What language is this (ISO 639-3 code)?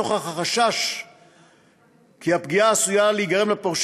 heb